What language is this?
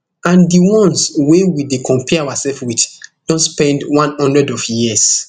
Nigerian Pidgin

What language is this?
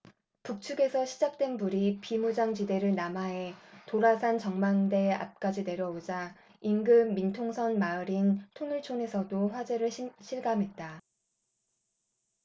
Korean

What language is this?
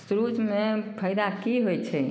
Maithili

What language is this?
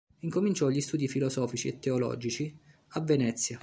Italian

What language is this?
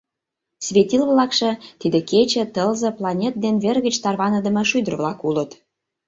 Mari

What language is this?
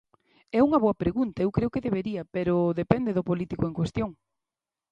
Galician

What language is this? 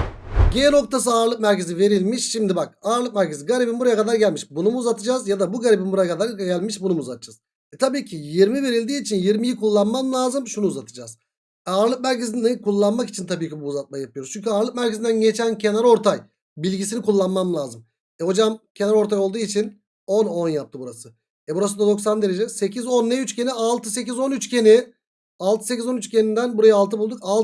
Turkish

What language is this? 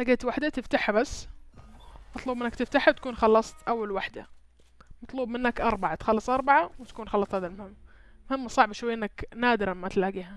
Arabic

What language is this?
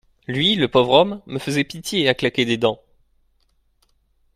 French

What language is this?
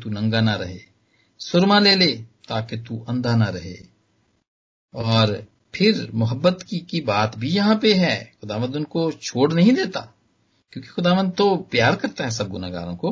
Hindi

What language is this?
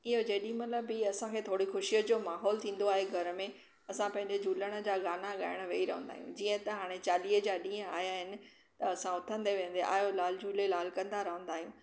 Sindhi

